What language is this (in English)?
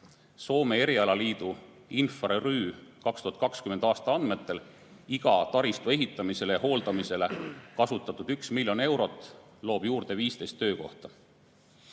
Estonian